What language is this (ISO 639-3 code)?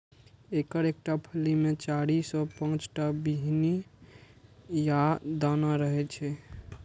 mai